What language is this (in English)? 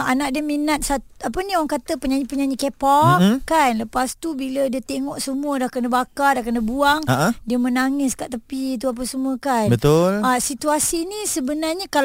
Malay